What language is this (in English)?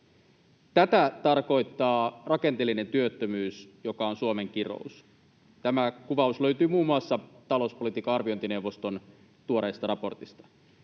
Finnish